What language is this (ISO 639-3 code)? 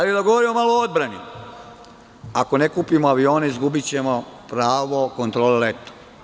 srp